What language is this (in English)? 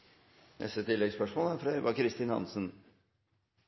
Norwegian Nynorsk